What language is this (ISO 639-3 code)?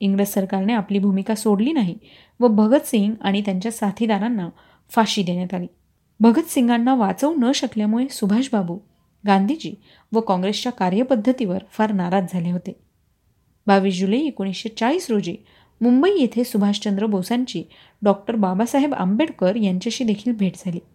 mar